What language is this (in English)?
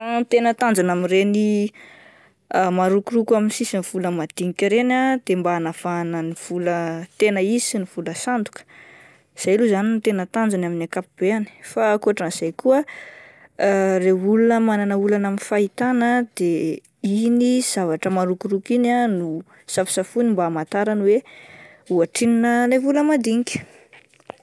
Malagasy